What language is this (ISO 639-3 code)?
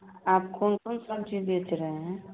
mai